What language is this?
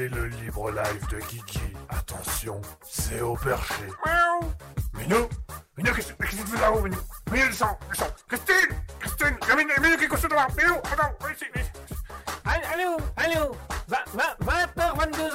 French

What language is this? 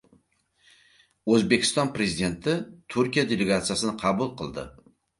Uzbek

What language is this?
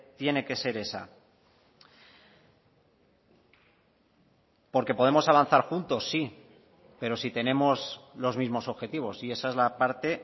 Spanish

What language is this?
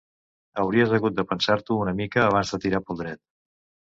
Catalan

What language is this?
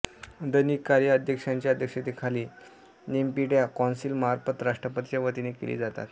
Marathi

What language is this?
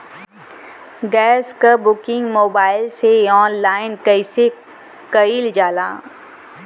Bhojpuri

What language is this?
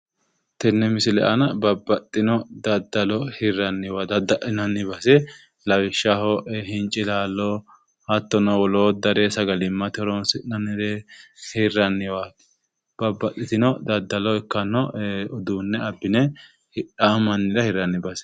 Sidamo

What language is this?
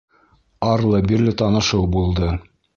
Bashkir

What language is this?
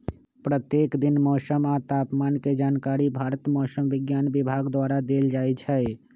Magahi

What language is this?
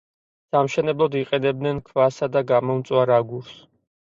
Georgian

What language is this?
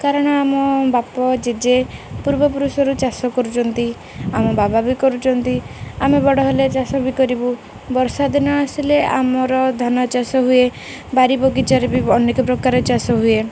Odia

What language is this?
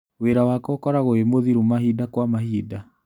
Kikuyu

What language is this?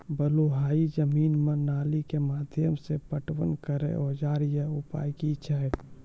Maithili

